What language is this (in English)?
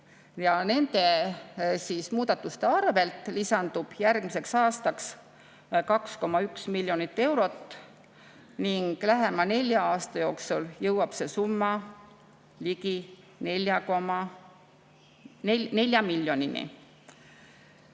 Estonian